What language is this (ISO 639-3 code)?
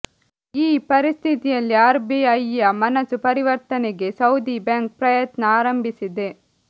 kan